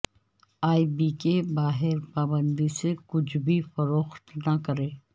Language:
Urdu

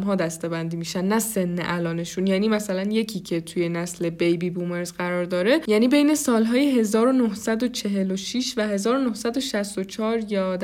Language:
Persian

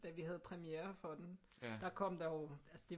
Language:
Danish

